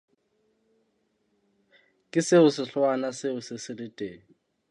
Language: Southern Sotho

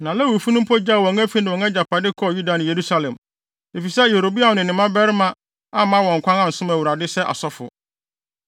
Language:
Akan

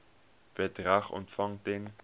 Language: Afrikaans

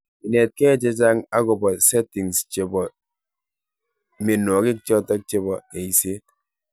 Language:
Kalenjin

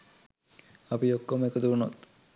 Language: Sinhala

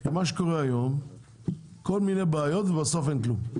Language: Hebrew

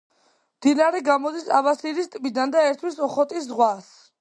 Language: Georgian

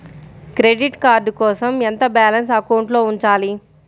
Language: Telugu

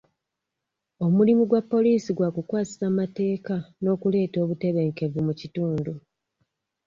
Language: Ganda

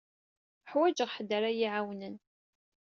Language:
Kabyle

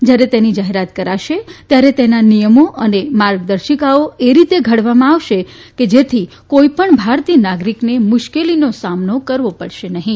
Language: Gujarati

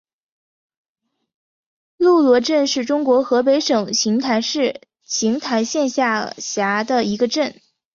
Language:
Chinese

